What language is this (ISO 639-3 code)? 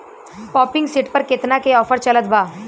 bho